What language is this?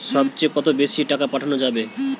Bangla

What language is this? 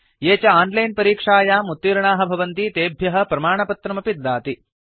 Sanskrit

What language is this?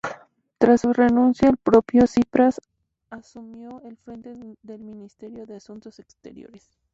Spanish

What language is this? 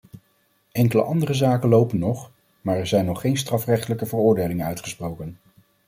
Dutch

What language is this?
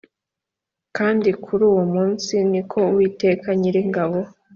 Kinyarwanda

